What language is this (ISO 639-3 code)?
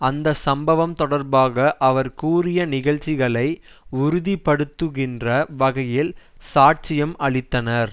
tam